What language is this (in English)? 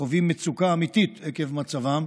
Hebrew